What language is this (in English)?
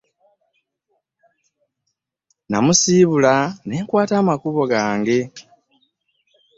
Ganda